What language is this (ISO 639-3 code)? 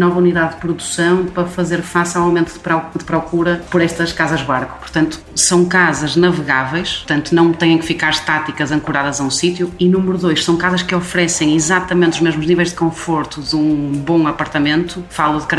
por